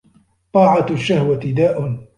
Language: Arabic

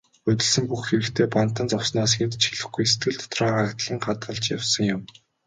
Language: Mongolian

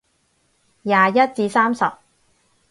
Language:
Cantonese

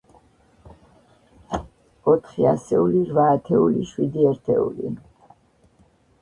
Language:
Georgian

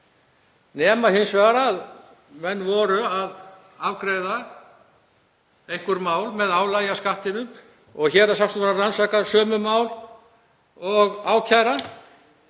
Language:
Icelandic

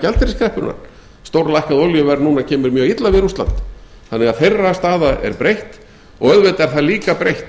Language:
Icelandic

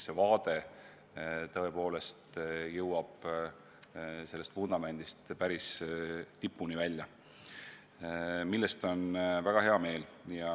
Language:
Estonian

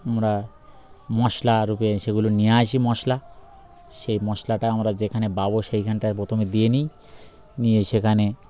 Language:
Bangla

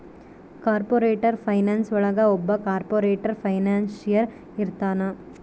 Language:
Kannada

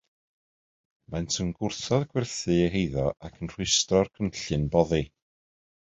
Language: Welsh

